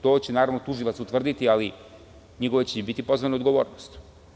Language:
Serbian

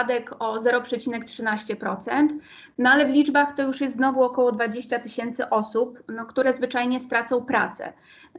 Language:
Polish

